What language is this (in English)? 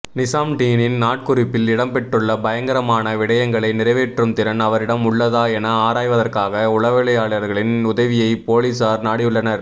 Tamil